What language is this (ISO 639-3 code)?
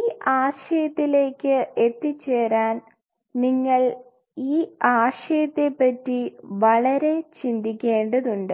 mal